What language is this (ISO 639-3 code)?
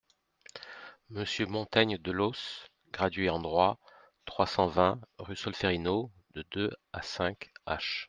fra